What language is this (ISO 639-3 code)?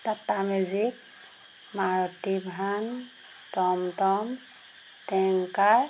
asm